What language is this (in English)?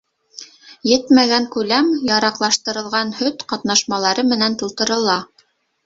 Bashkir